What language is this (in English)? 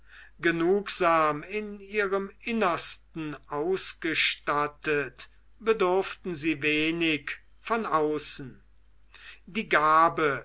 German